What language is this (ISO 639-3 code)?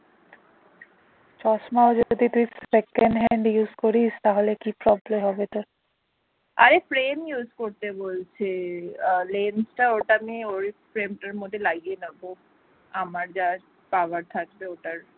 ben